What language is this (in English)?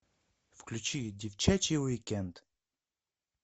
Russian